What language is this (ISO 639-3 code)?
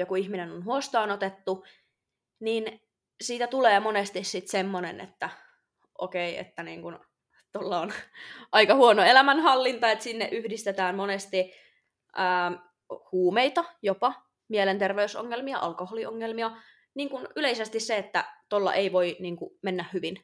fin